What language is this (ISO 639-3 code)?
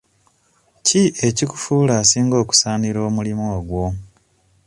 lug